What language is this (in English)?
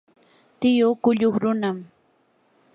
Yanahuanca Pasco Quechua